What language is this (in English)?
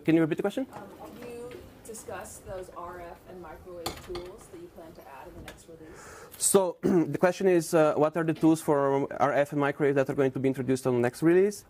English